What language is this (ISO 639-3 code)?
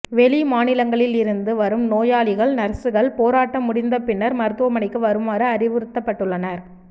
tam